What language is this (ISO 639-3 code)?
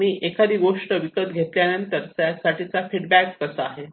mar